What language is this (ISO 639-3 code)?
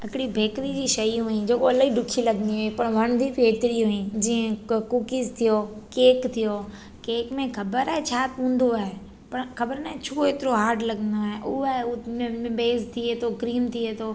snd